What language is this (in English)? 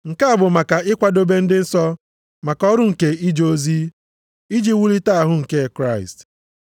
Igbo